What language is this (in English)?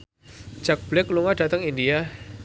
Javanese